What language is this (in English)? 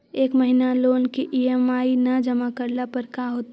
Magahi